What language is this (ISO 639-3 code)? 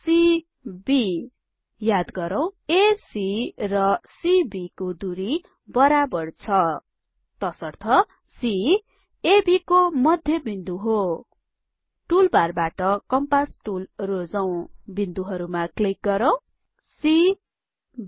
nep